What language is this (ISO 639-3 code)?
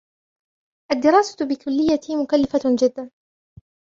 ara